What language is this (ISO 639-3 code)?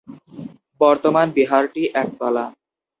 ben